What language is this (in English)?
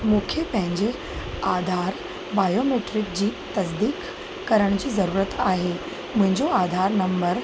Sindhi